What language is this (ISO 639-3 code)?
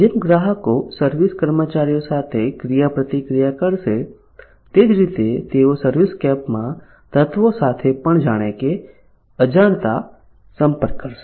guj